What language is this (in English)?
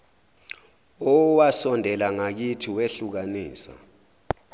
Zulu